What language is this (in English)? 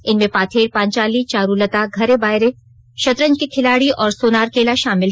Hindi